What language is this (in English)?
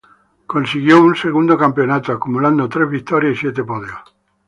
Spanish